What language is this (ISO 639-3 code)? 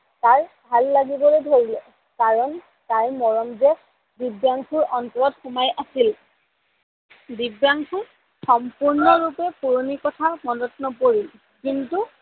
asm